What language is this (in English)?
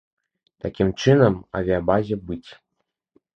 Belarusian